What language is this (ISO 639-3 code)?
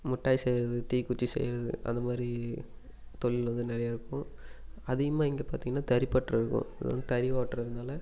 tam